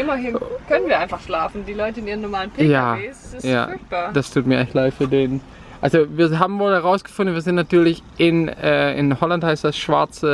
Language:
German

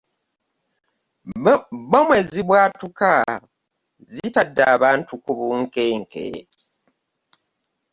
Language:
Ganda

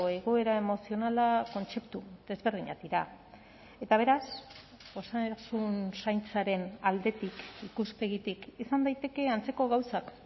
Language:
Basque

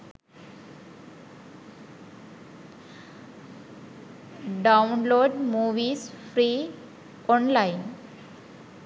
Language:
Sinhala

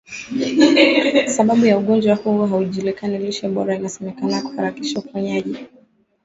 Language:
Swahili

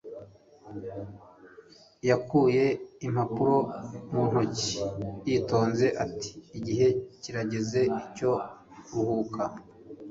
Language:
Kinyarwanda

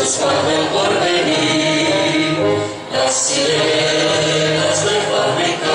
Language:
Spanish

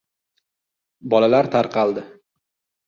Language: Uzbek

